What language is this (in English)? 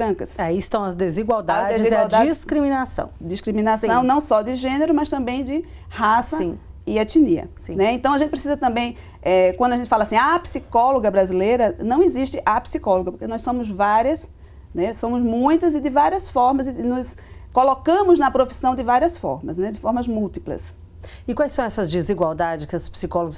Portuguese